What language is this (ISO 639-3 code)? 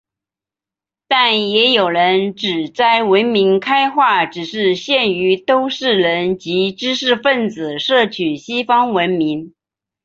zho